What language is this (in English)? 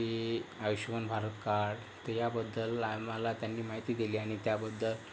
Marathi